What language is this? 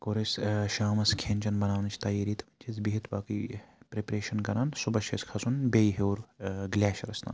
Kashmiri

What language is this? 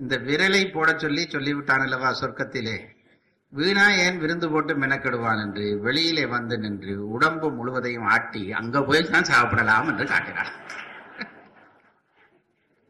Tamil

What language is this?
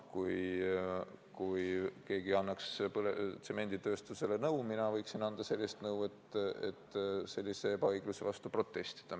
Estonian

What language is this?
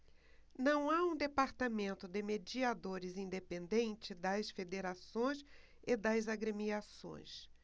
Portuguese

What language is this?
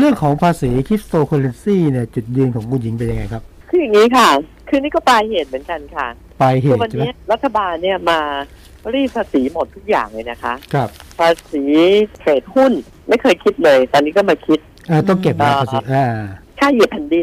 Thai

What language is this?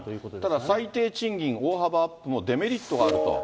Japanese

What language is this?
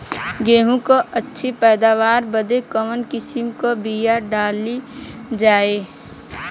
Bhojpuri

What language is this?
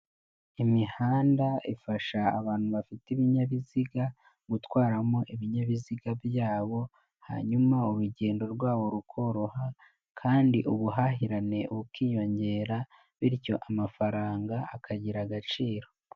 Kinyarwanda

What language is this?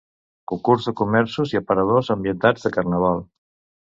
Catalan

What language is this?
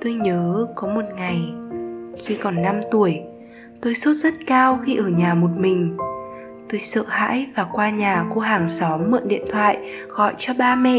Vietnamese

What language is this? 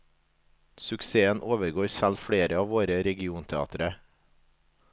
Norwegian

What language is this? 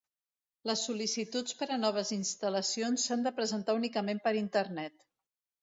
Catalan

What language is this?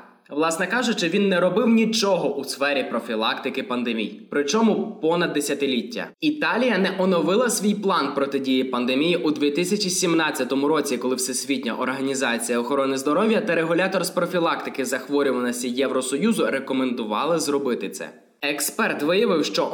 Ukrainian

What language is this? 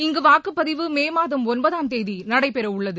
Tamil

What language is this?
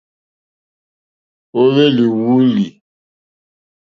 Mokpwe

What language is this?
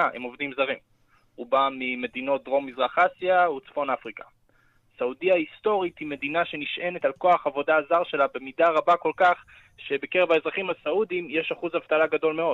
Hebrew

